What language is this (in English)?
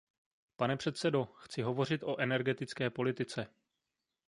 Czech